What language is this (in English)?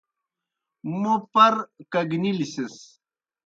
Kohistani Shina